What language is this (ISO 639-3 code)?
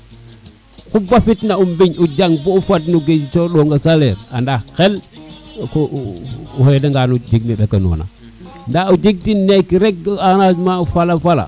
srr